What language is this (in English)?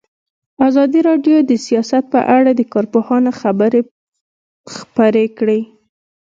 Pashto